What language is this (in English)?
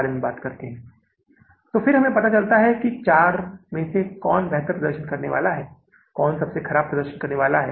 Hindi